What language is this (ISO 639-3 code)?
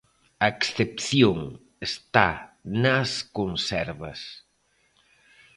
glg